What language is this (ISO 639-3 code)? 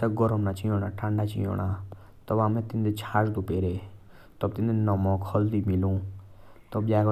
jns